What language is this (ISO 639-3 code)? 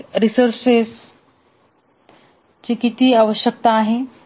mar